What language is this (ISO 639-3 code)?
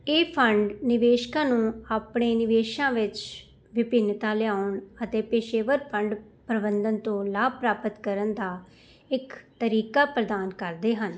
pan